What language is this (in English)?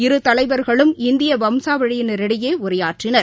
Tamil